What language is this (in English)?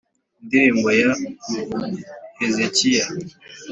Kinyarwanda